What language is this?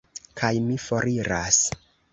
Esperanto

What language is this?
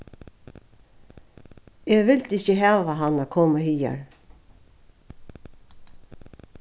Faroese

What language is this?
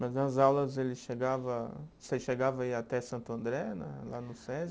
Portuguese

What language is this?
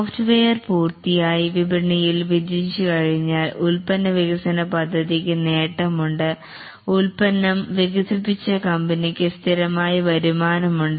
Malayalam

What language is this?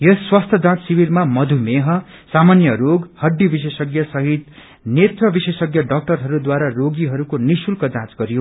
Nepali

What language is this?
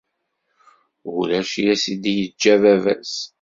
Kabyle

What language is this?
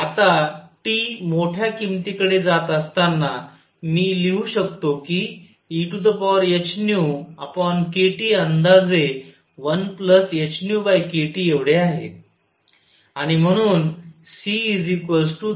Marathi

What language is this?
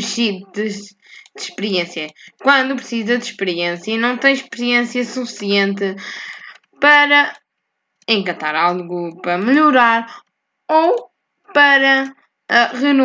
Portuguese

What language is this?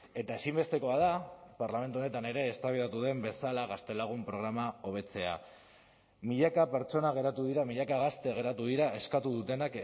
Basque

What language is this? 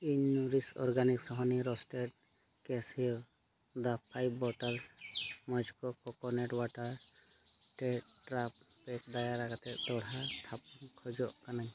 Santali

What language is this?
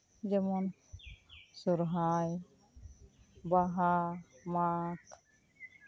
Santali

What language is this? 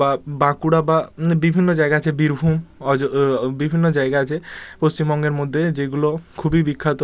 Bangla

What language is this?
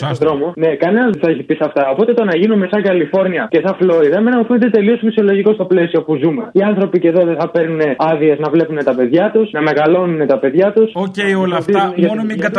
Greek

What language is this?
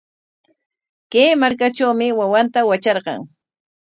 Corongo Ancash Quechua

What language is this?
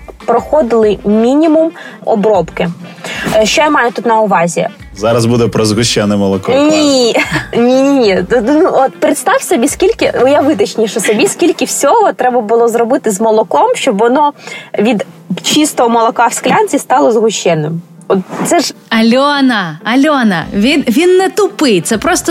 Ukrainian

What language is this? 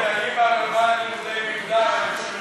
Hebrew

